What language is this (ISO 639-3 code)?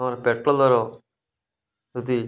ori